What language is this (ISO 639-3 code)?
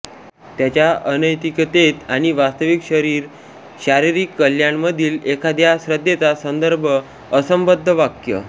mar